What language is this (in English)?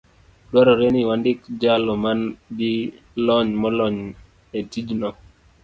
Luo (Kenya and Tanzania)